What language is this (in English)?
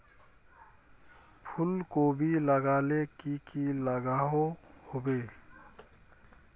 Magahi